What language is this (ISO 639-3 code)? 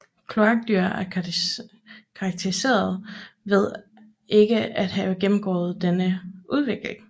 dan